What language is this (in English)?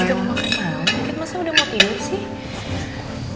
Indonesian